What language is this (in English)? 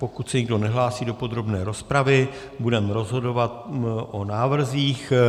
Czech